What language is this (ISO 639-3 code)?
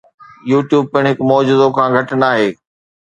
snd